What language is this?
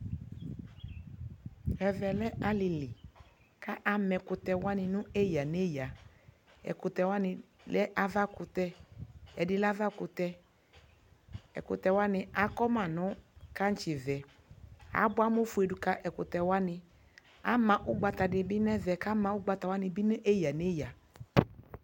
Ikposo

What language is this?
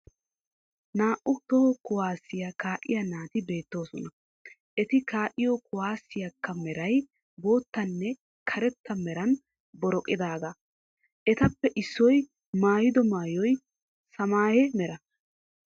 Wolaytta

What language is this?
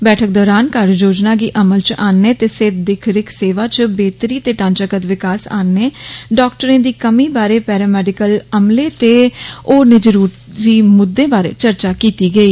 Dogri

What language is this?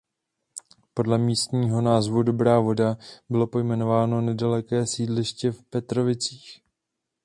Czech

